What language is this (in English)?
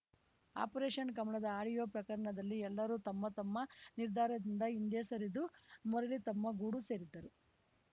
Kannada